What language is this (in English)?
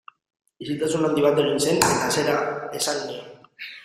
Basque